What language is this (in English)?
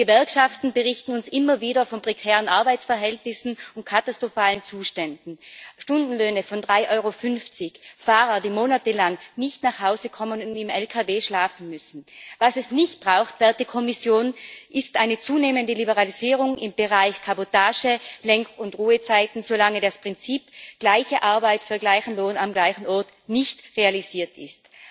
German